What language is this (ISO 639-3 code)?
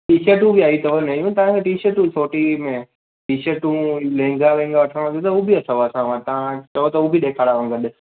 snd